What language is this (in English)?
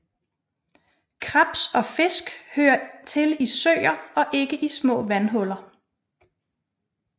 Danish